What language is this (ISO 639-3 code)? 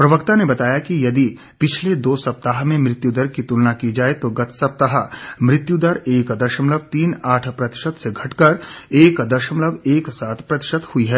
hin